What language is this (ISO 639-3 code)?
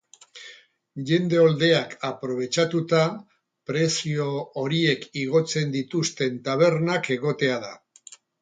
eus